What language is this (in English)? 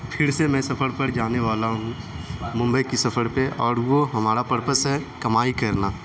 Urdu